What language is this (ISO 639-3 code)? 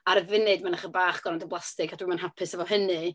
cym